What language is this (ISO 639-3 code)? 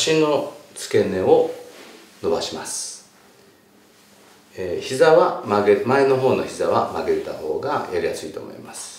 jpn